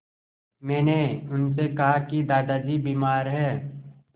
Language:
Hindi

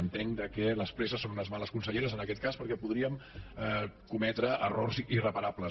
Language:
Catalan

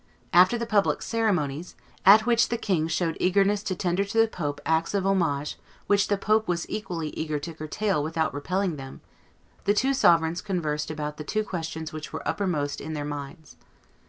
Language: English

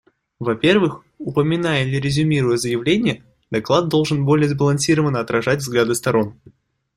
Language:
Russian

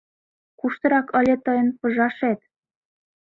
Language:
Mari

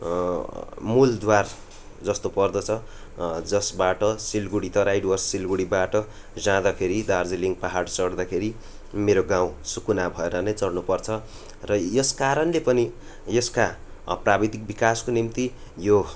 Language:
Nepali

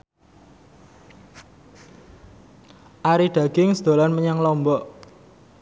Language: Javanese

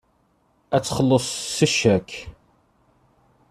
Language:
Kabyle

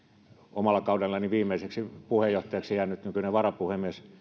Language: Finnish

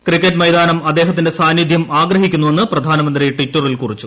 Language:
Malayalam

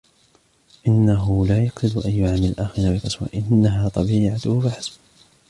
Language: Arabic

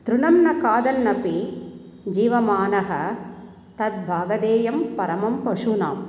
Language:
Sanskrit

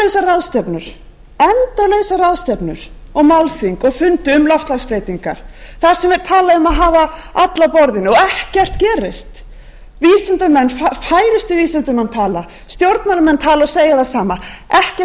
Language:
Icelandic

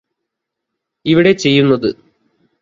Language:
Malayalam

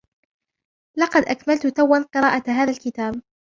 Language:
Arabic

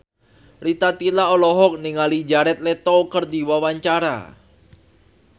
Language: Sundanese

